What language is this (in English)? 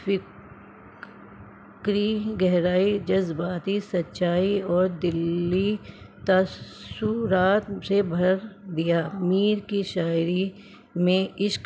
Urdu